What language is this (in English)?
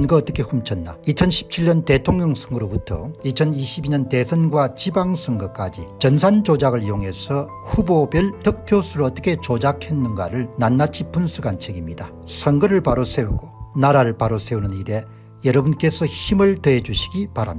Korean